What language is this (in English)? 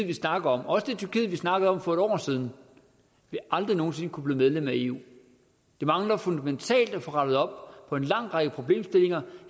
Danish